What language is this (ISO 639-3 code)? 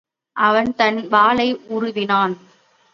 tam